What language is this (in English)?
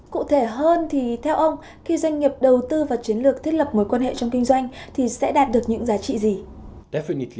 Vietnamese